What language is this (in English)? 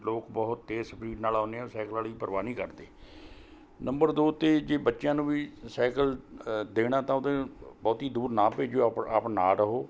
Punjabi